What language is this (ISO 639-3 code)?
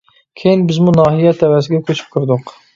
uig